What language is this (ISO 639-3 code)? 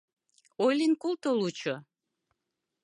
chm